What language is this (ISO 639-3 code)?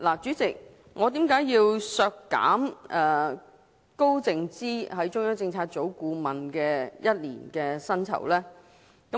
yue